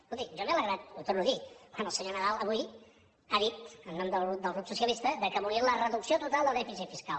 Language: Catalan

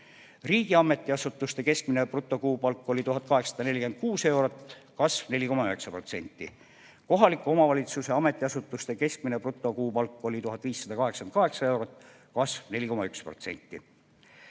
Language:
Estonian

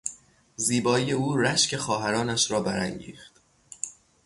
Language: Persian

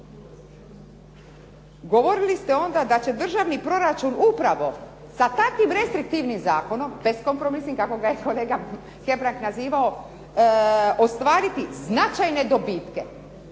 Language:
Croatian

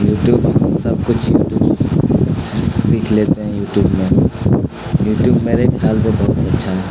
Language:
Urdu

